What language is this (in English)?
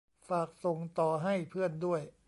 Thai